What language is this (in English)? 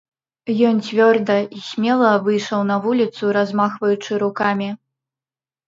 Belarusian